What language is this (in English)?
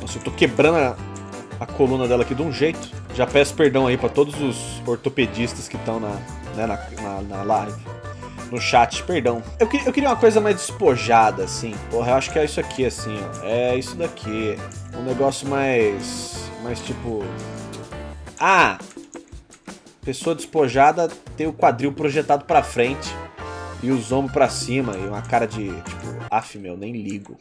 Portuguese